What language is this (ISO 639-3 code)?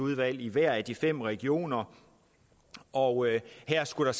dan